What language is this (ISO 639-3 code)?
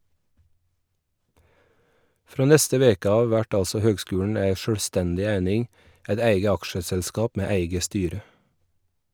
nor